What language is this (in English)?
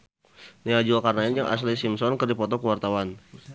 Sundanese